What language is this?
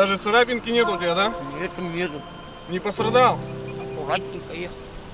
Russian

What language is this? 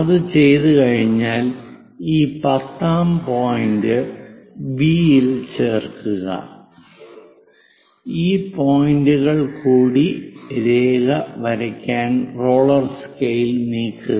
Malayalam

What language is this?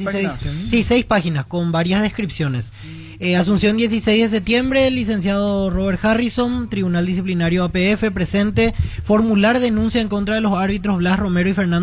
Spanish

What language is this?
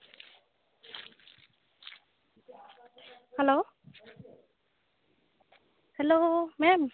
Santali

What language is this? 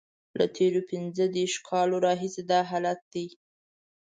Pashto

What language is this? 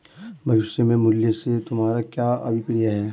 Hindi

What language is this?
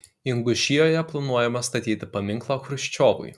Lithuanian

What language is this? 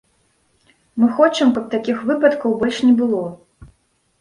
Belarusian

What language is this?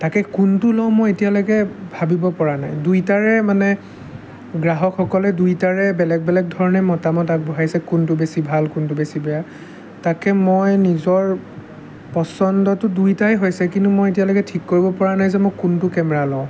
Assamese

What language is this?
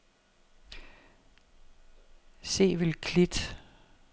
Danish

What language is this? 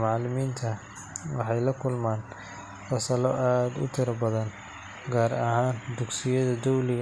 Somali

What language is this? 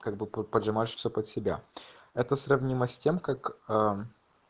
Russian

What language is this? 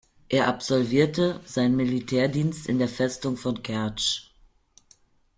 German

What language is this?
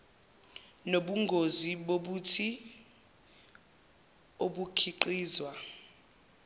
Zulu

